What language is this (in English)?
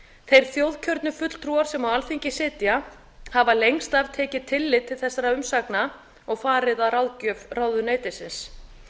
Icelandic